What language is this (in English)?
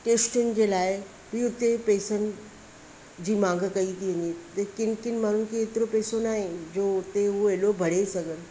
Sindhi